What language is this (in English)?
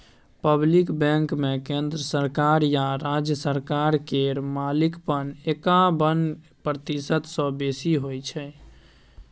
Maithili